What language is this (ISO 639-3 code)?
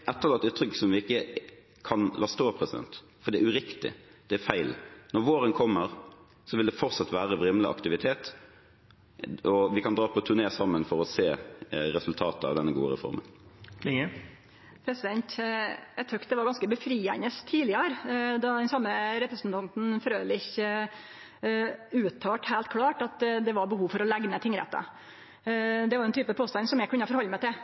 nor